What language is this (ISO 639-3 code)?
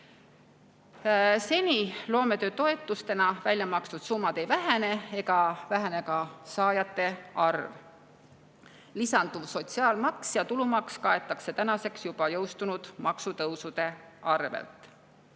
est